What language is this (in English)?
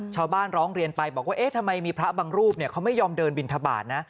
Thai